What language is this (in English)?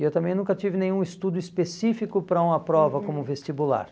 Portuguese